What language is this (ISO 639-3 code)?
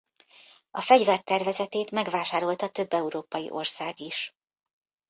hun